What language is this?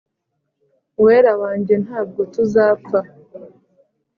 Kinyarwanda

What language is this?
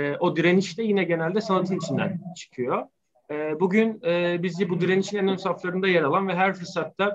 Turkish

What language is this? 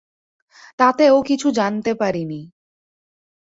Bangla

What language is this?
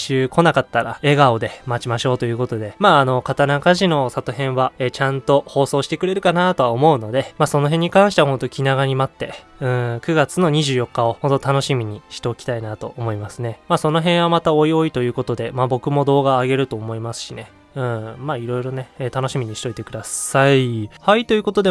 Japanese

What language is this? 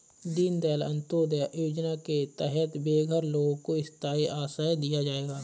Hindi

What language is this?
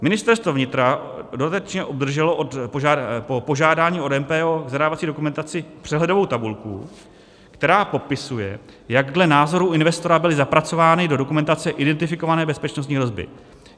Czech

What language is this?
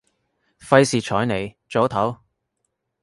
Cantonese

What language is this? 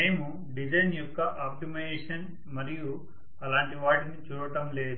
Telugu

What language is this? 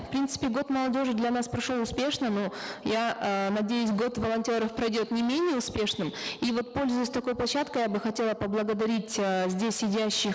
Kazakh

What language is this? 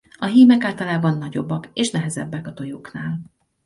Hungarian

